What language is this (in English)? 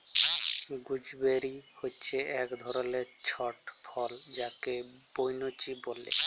Bangla